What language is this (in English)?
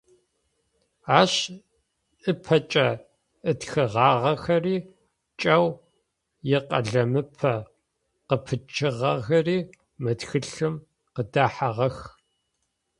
Adyghe